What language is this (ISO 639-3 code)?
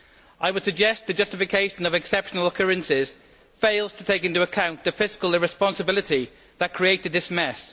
eng